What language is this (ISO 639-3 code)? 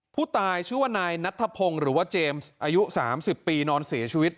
tha